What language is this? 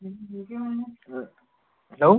Kashmiri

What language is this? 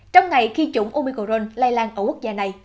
Vietnamese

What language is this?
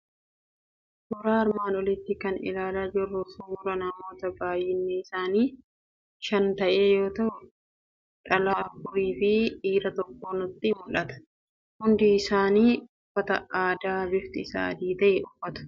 Oromo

